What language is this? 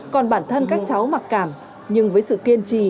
Vietnamese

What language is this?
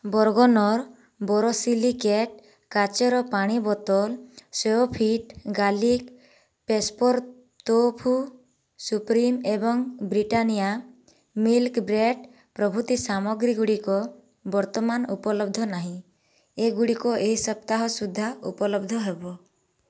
Odia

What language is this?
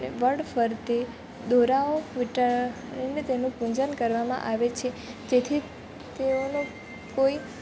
Gujarati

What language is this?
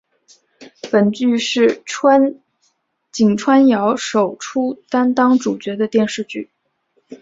Chinese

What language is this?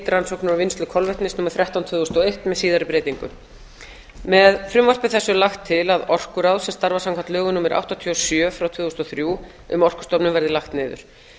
Icelandic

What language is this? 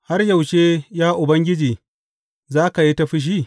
Hausa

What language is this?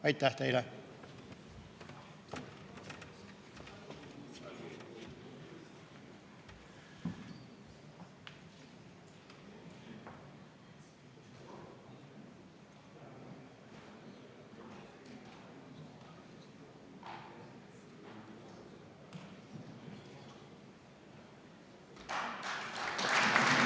Estonian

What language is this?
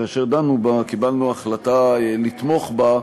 Hebrew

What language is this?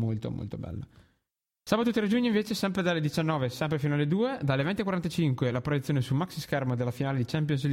Italian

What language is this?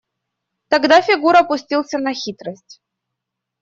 Russian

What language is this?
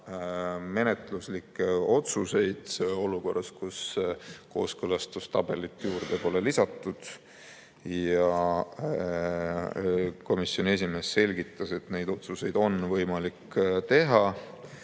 Estonian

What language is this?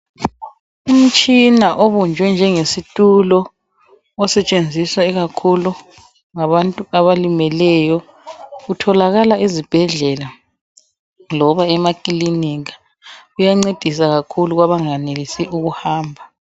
North Ndebele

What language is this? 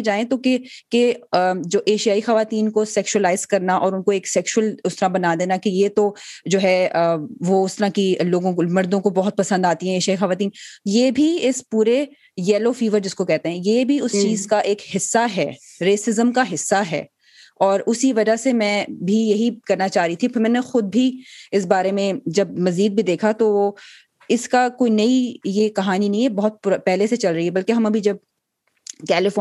Urdu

